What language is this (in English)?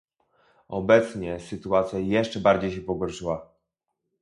Polish